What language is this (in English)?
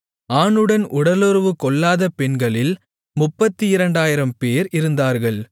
Tamil